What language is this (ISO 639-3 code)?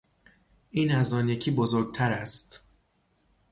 fas